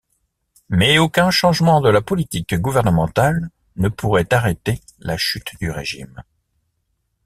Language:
French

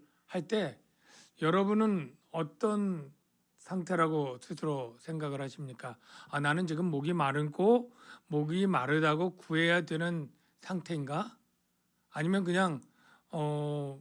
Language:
Korean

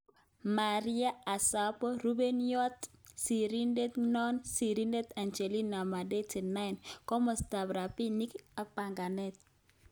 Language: Kalenjin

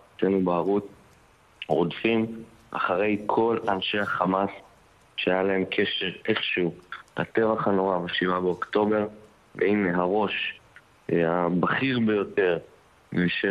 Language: Hebrew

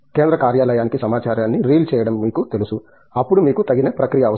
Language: Telugu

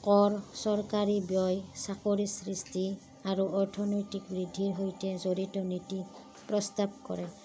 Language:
Assamese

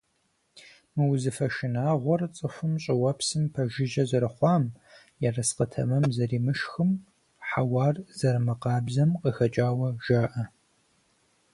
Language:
Kabardian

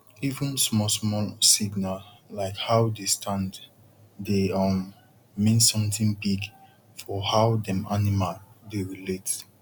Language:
Nigerian Pidgin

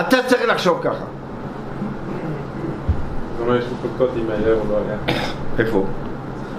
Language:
Hebrew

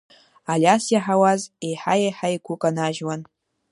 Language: Abkhazian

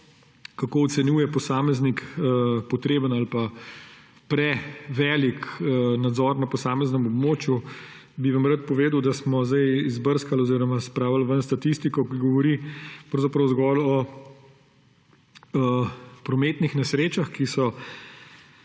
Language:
Slovenian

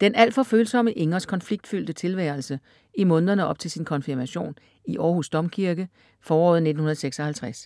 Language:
Danish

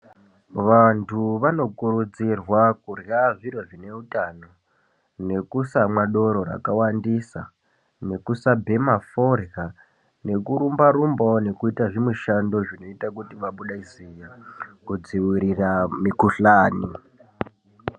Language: Ndau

